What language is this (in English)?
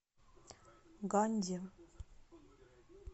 Russian